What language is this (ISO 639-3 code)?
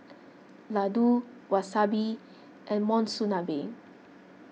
eng